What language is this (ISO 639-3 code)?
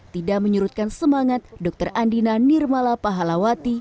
ind